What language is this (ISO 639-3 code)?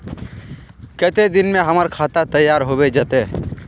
mag